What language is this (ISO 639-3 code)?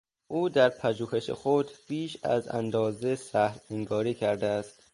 fas